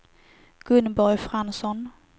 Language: Swedish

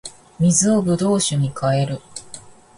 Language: Japanese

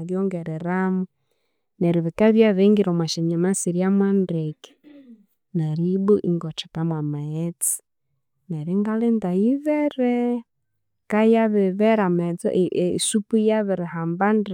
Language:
Konzo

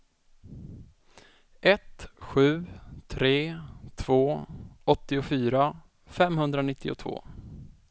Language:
Swedish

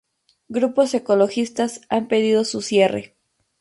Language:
Spanish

